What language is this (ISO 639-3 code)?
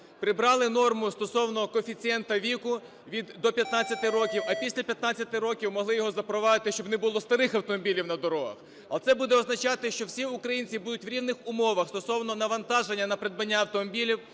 ukr